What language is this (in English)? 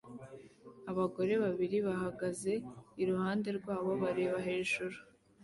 Kinyarwanda